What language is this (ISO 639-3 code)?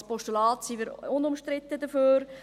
gsw